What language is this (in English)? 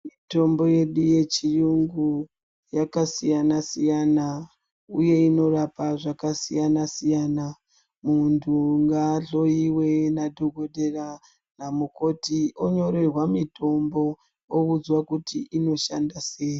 Ndau